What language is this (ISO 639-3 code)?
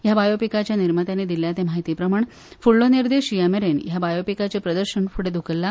kok